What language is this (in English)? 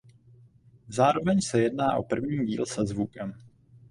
Czech